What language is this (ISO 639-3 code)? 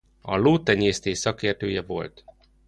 hun